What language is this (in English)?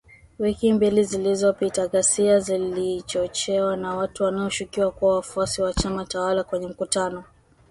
Swahili